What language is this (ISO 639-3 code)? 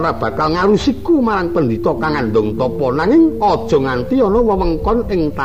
ind